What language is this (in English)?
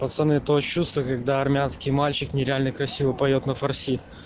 Russian